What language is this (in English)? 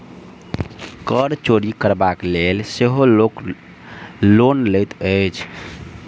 Maithili